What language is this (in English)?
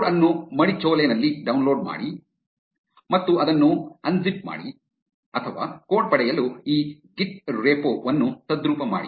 Kannada